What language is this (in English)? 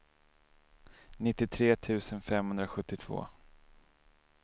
Swedish